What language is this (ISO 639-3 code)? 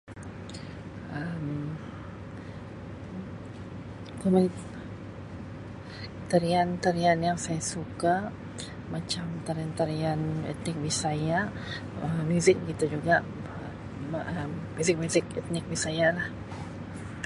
msi